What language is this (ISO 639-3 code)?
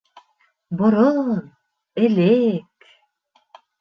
bak